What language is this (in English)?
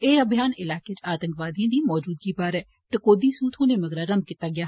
Dogri